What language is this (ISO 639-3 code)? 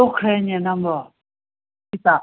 mni